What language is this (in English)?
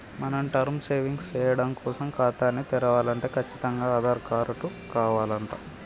Telugu